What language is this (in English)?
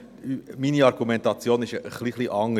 Swiss German